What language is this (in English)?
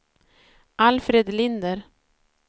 Swedish